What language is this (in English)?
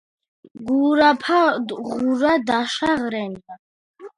Georgian